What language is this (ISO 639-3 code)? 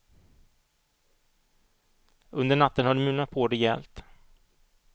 swe